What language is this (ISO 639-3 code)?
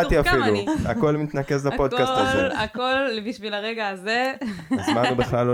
heb